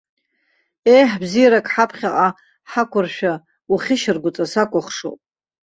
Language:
Abkhazian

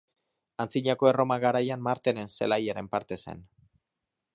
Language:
Basque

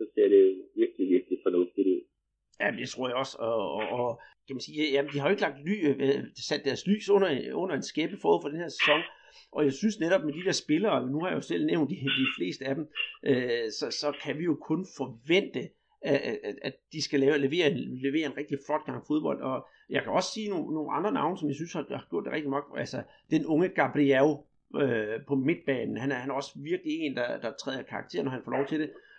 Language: Danish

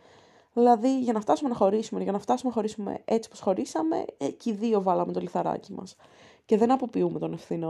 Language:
Greek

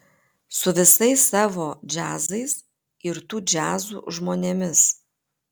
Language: Lithuanian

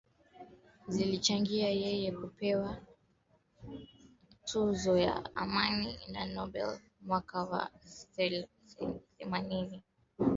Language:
Swahili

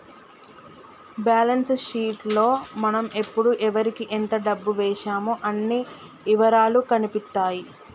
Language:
Telugu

